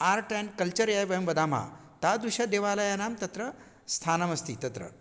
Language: Sanskrit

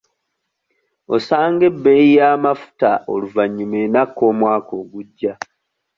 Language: Ganda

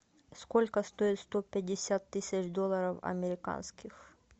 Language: Russian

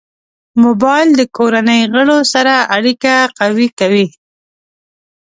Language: Pashto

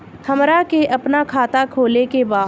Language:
Bhojpuri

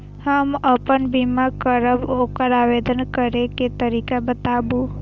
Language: Maithili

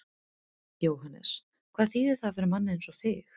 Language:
Icelandic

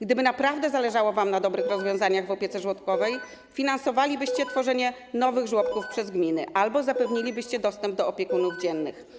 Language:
Polish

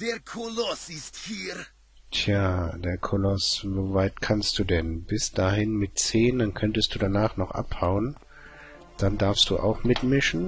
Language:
German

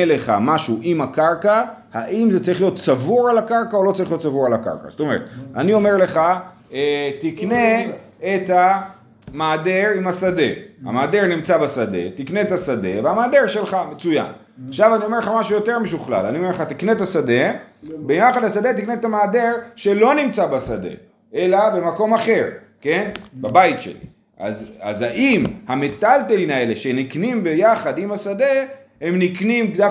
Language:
Hebrew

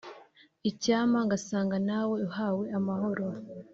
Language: Kinyarwanda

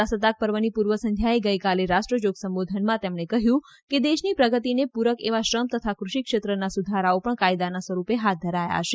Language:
Gujarati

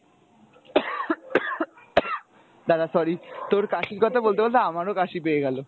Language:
Bangla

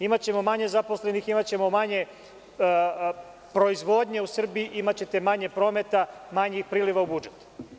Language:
Serbian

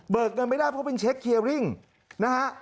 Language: Thai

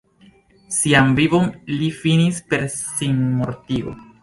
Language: Esperanto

